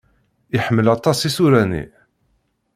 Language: Kabyle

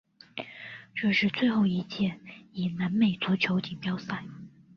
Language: Chinese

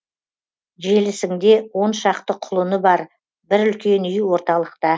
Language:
Kazakh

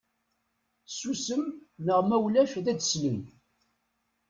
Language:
Kabyle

